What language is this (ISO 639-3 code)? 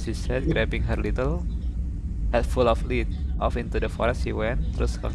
ind